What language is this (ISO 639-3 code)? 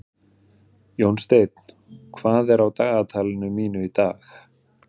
isl